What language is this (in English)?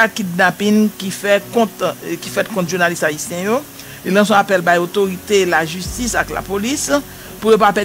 French